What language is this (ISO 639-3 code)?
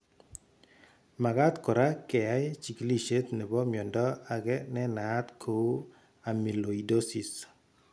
kln